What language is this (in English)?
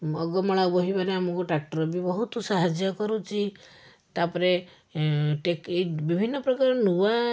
Odia